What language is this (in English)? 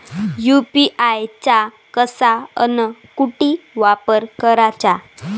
Marathi